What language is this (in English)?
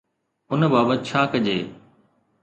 Sindhi